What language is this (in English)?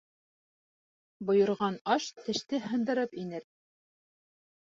Bashkir